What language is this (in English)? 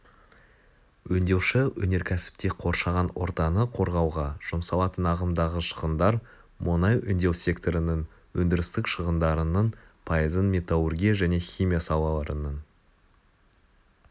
Kazakh